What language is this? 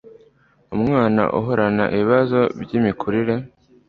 Kinyarwanda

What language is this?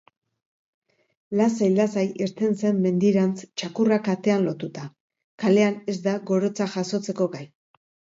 Basque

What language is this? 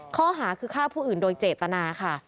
Thai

